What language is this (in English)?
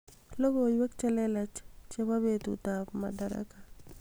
Kalenjin